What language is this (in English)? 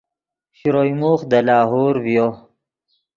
Yidgha